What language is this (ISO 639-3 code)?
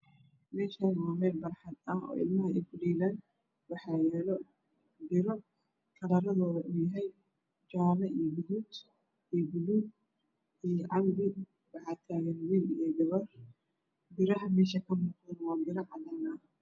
som